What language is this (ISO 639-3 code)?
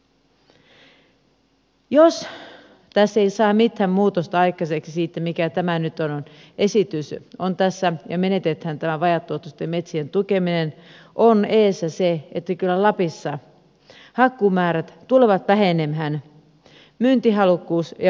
fin